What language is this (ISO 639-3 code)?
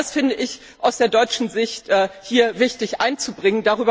deu